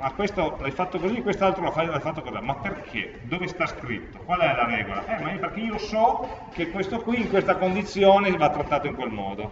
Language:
Italian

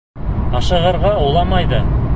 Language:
Bashkir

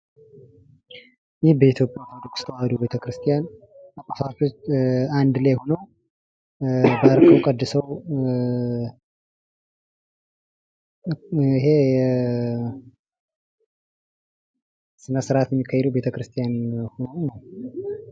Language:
Amharic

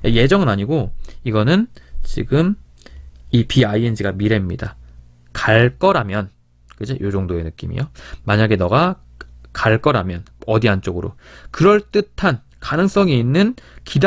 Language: Korean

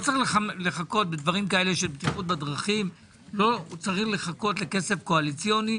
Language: Hebrew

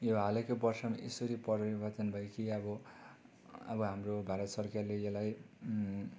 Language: Nepali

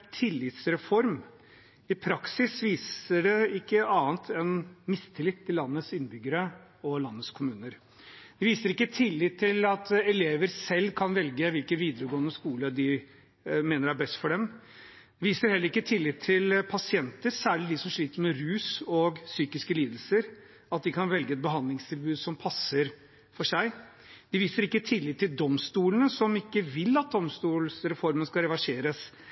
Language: Norwegian Bokmål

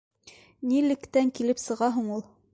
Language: Bashkir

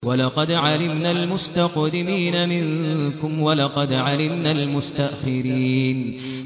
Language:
Arabic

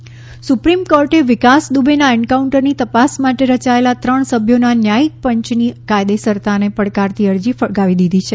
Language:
Gujarati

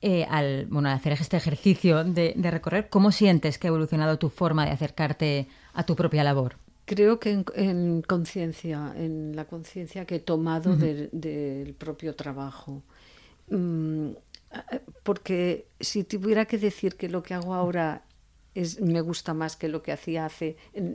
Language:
Spanish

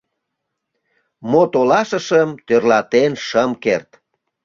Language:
Mari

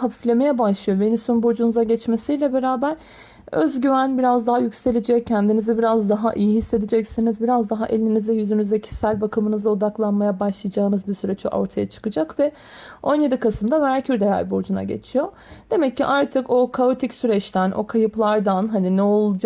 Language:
Turkish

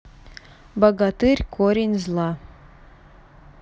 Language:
Russian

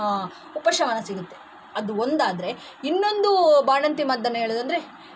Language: Kannada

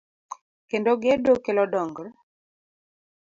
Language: Luo (Kenya and Tanzania)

